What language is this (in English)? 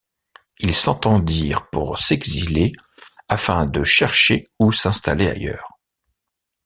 French